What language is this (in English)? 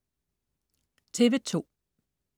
Danish